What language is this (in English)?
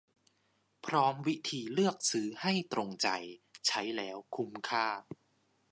Thai